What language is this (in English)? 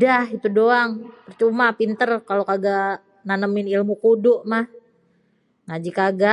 Betawi